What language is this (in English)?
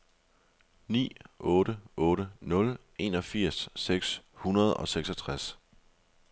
Danish